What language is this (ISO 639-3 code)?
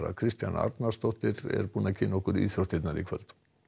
isl